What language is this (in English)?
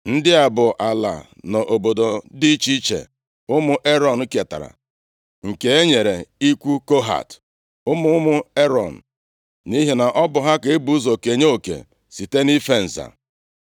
Igbo